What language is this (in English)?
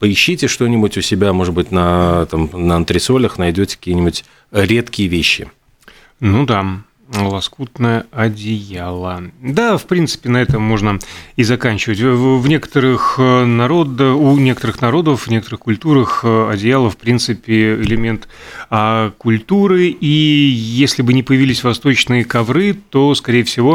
Russian